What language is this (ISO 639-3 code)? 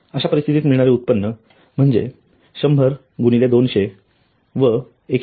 mar